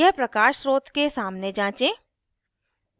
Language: Hindi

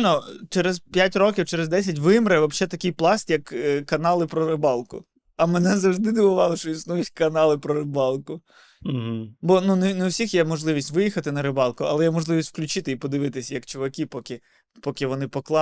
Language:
Ukrainian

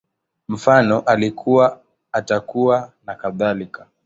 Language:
Swahili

